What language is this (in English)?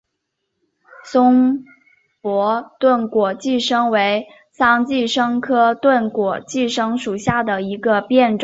Chinese